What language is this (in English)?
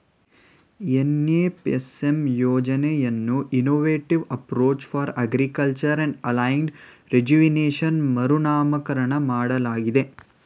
Kannada